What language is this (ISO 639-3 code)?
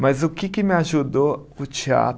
por